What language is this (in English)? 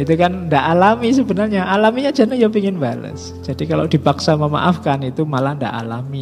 Indonesian